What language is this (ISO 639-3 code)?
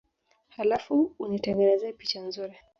swa